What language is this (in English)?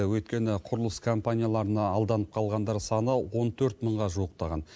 Kazakh